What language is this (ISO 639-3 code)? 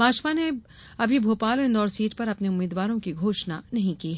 hin